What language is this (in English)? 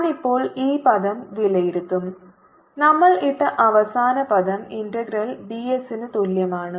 Malayalam